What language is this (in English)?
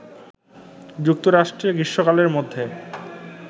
Bangla